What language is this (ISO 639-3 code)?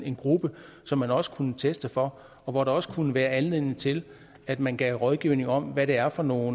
dan